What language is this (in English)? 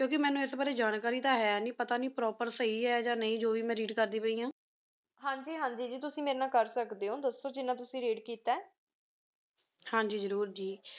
Punjabi